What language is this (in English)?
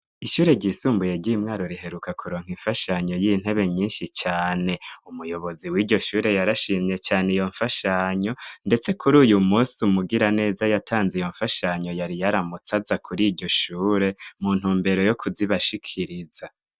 Rundi